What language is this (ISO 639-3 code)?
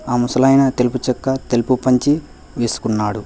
tel